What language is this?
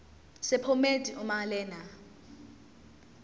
Zulu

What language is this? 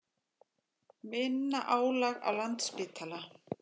Icelandic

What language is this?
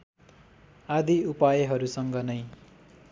Nepali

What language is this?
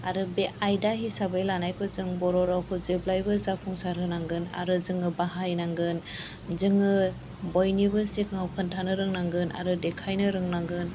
Bodo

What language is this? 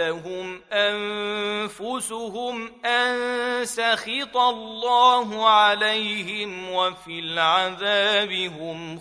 Arabic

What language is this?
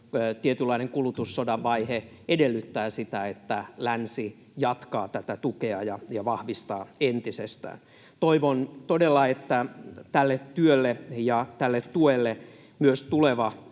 Finnish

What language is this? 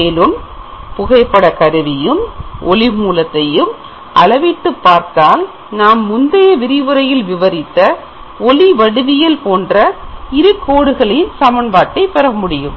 Tamil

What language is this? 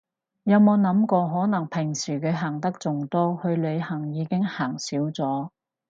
Cantonese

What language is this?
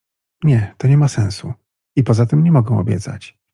Polish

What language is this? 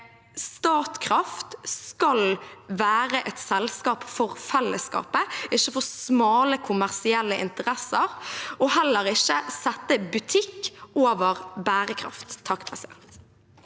Norwegian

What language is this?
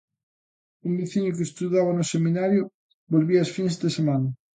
Galician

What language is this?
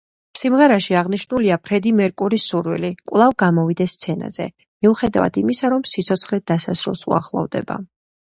Georgian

